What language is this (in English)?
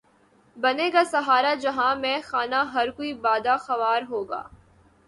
Urdu